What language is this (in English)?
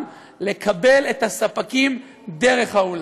Hebrew